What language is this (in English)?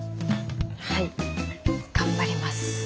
Japanese